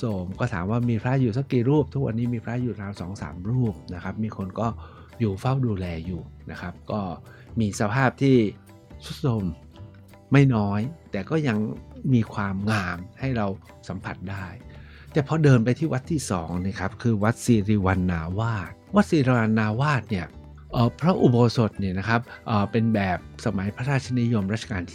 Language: Thai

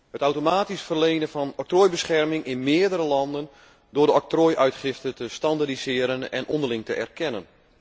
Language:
Dutch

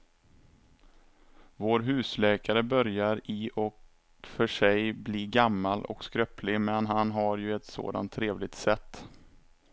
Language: Swedish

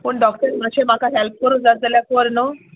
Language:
Konkani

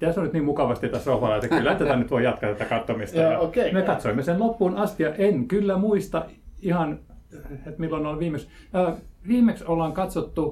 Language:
Finnish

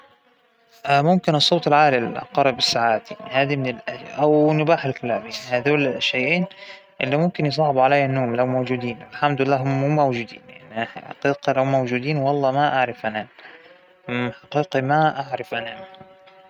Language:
Hijazi Arabic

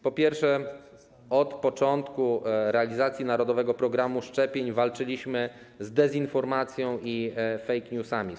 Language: Polish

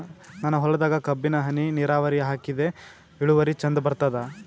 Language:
Kannada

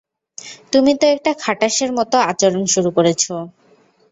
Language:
Bangla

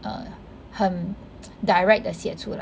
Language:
English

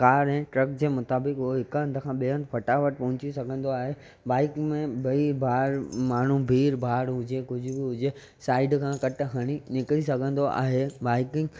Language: Sindhi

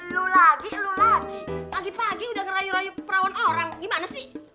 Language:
Indonesian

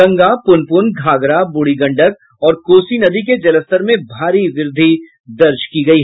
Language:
Hindi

